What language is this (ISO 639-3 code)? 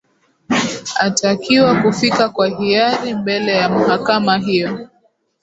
swa